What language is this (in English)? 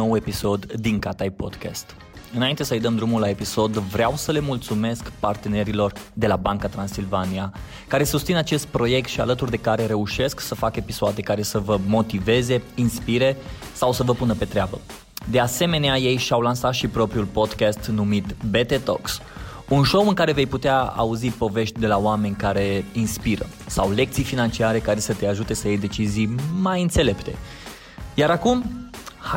Romanian